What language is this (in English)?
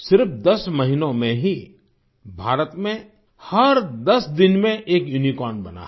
Hindi